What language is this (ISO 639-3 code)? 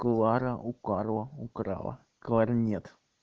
rus